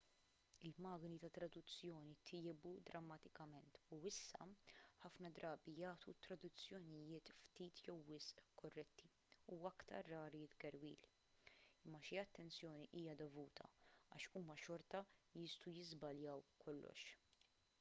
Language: Maltese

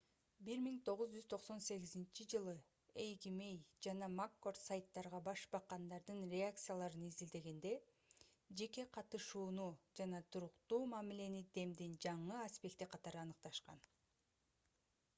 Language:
Kyrgyz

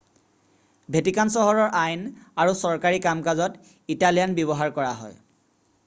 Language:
Assamese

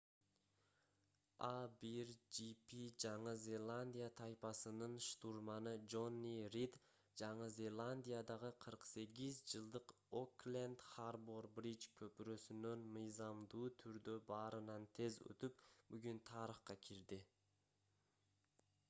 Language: Kyrgyz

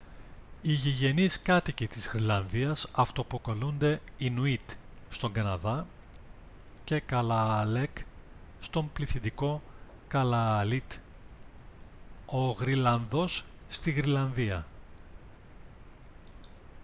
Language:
Greek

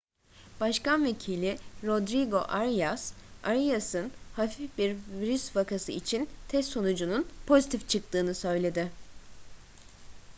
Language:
Turkish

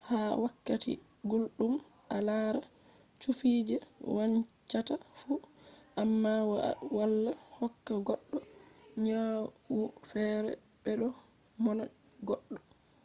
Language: Fula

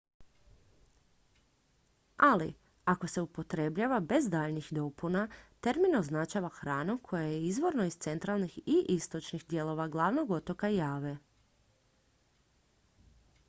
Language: Croatian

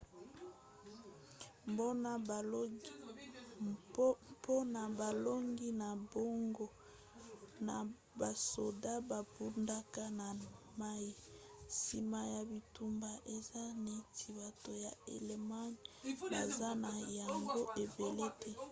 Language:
Lingala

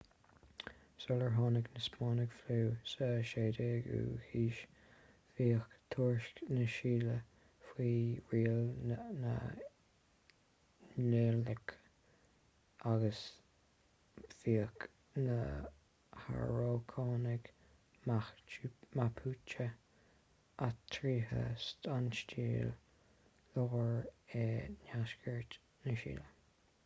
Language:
Irish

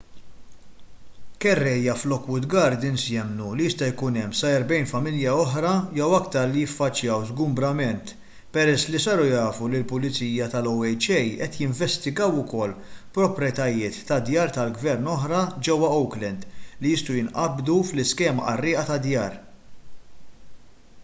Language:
Maltese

